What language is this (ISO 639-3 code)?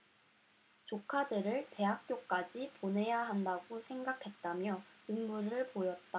kor